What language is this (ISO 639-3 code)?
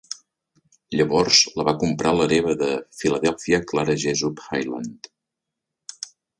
cat